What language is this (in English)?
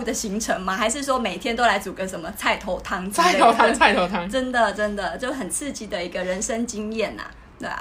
Chinese